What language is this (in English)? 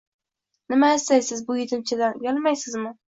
Uzbek